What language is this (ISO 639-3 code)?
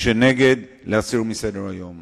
heb